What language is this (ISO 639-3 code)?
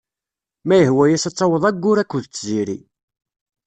kab